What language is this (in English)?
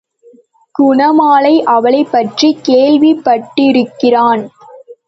Tamil